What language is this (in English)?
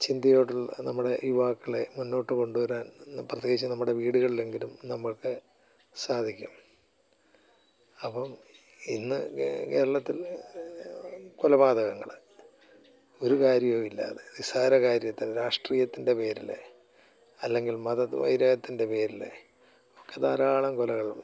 Malayalam